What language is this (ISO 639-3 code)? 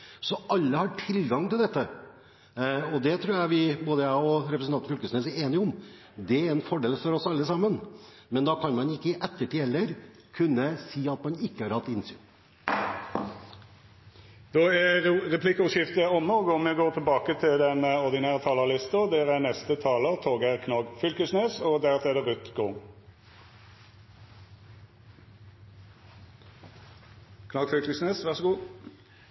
nor